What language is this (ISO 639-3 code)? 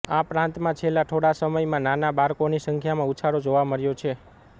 guj